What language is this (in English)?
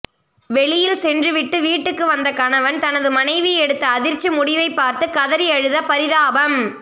Tamil